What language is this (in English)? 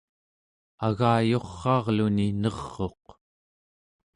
Central Yupik